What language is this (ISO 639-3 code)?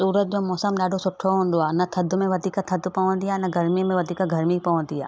snd